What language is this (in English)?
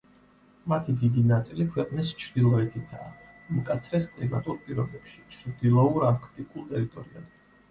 Georgian